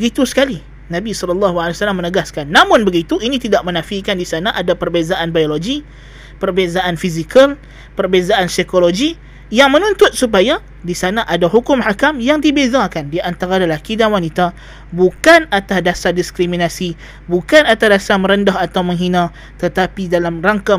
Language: Malay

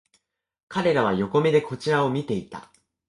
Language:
Japanese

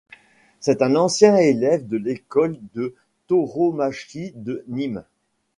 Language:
French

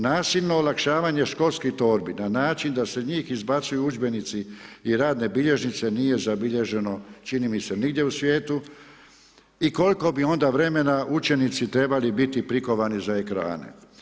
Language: Croatian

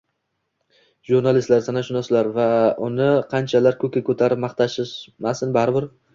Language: Uzbek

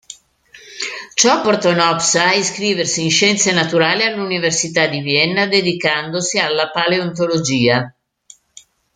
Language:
Italian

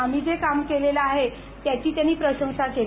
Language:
Marathi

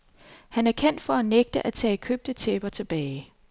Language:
Danish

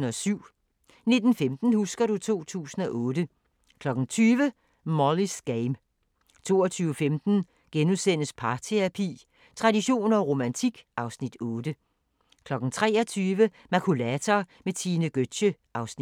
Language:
Danish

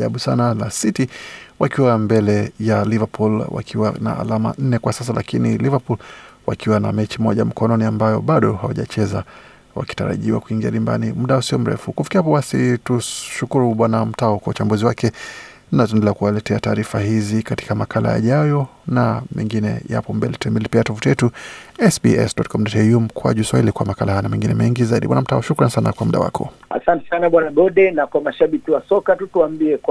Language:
Swahili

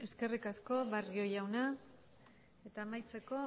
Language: Basque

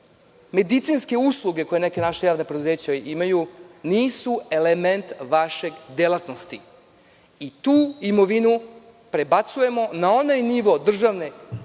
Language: Serbian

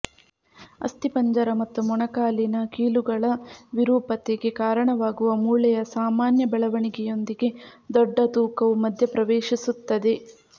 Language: Kannada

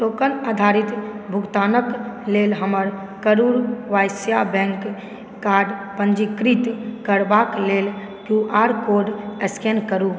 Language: Maithili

